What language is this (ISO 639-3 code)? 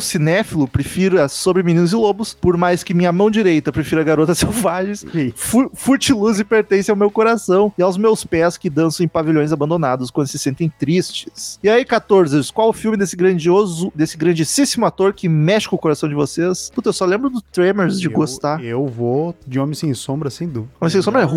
por